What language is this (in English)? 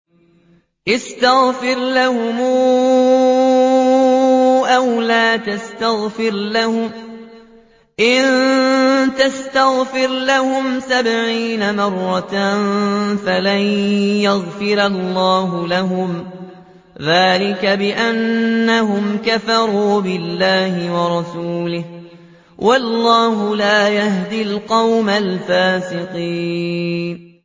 Arabic